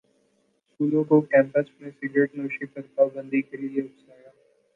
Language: Urdu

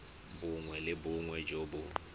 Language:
Tswana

